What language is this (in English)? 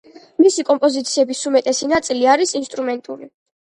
Georgian